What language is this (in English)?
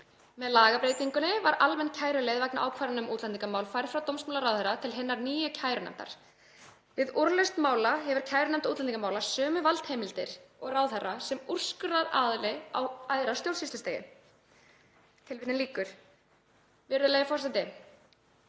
Icelandic